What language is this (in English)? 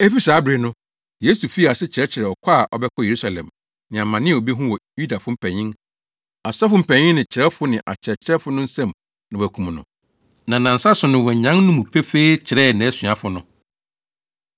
Akan